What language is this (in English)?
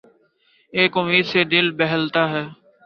Urdu